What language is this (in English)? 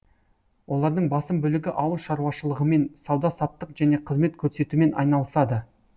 Kazakh